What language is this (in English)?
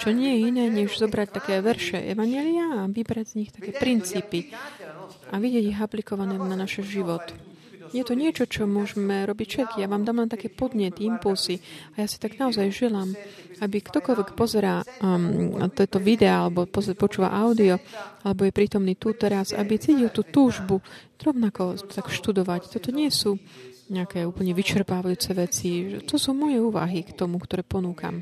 Slovak